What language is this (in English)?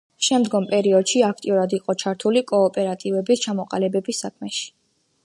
Georgian